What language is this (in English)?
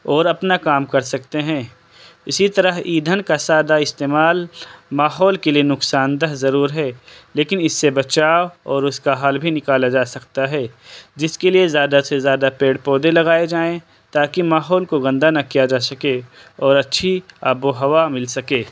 Urdu